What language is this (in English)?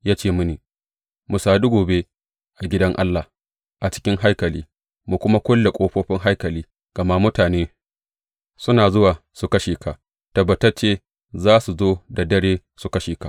Hausa